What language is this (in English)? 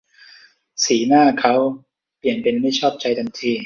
Thai